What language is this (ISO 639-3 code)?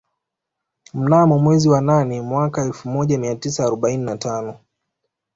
swa